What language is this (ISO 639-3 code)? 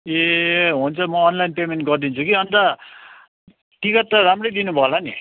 nep